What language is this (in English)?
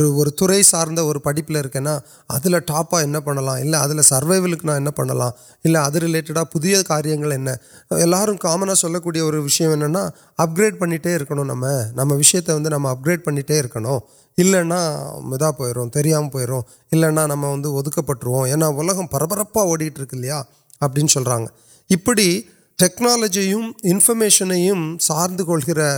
Urdu